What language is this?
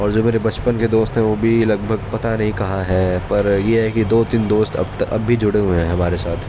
Urdu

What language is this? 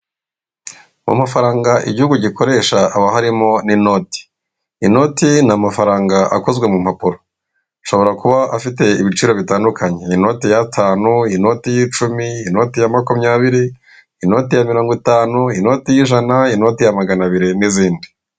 Kinyarwanda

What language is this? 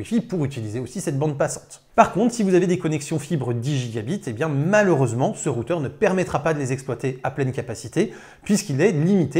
French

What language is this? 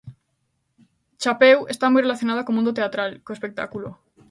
Galician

